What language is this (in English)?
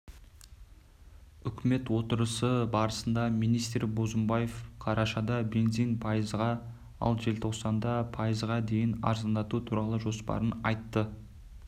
Kazakh